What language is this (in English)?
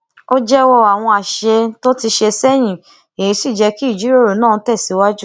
Yoruba